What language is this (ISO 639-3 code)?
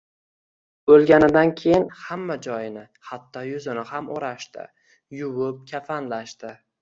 uzb